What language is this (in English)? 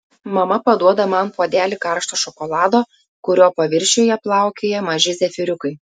Lithuanian